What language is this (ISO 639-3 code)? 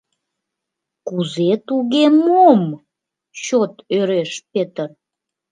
chm